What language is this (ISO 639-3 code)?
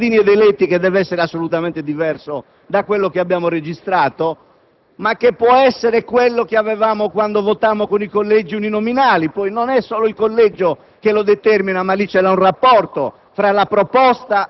ita